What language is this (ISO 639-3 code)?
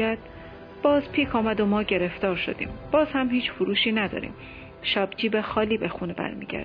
fas